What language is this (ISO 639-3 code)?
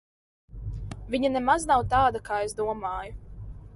lav